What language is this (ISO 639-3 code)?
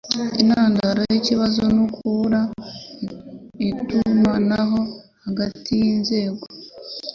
kin